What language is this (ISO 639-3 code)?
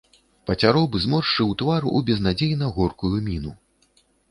bel